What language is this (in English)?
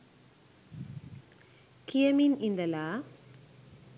Sinhala